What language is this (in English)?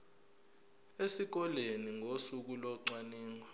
Zulu